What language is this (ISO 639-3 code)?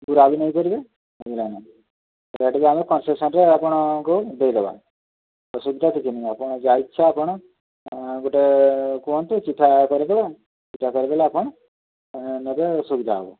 ori